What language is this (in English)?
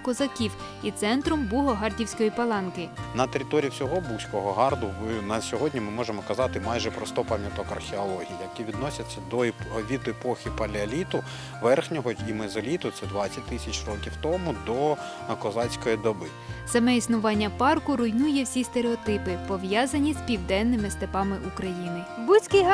Ukrainian